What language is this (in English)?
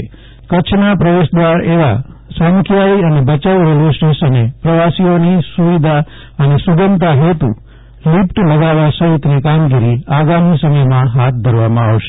Gujarati